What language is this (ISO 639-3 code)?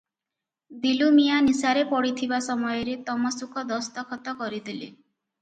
ori